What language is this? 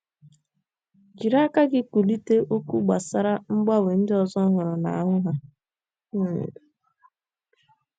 Igbo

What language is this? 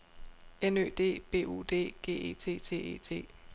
Danish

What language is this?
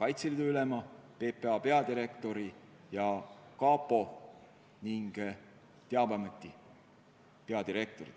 Estonian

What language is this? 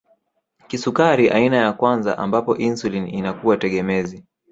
Swahili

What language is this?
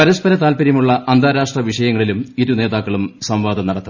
Malayalam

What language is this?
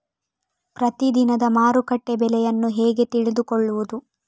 Kannada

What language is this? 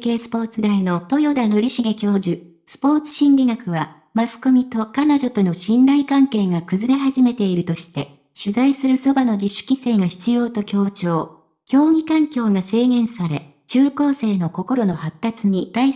Japanese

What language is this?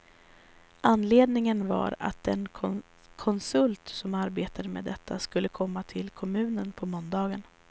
Swedish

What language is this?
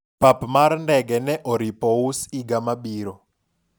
Luo (Kenya and Tanzania)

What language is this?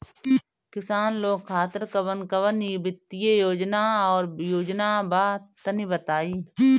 Bhojpuri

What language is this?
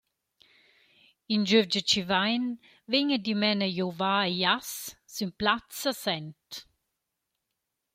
Romansh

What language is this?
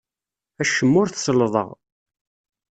Kabyle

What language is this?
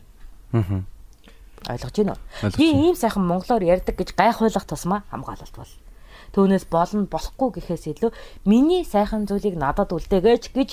Korean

